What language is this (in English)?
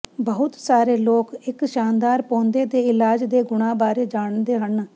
Punjabi